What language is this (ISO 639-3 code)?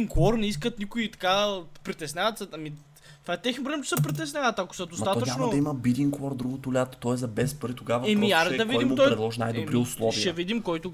bul